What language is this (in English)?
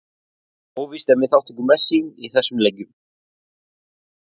Icelandic